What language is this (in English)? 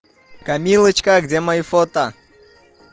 Russian